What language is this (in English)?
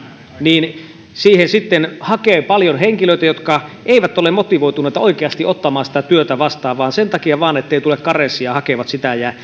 Finnish